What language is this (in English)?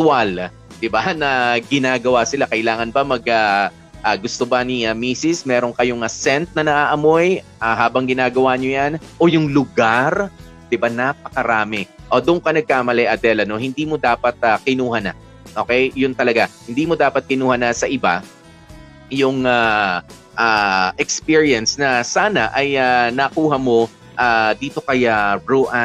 Filipino